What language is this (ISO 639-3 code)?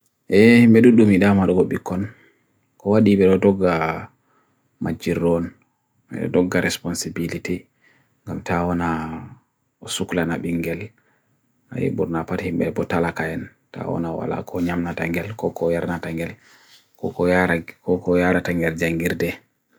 fui